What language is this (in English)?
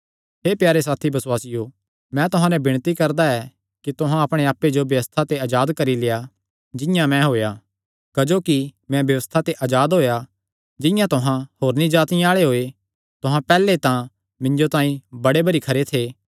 Kangri